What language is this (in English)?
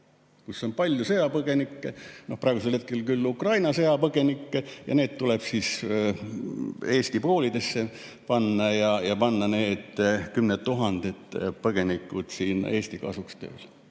Estonian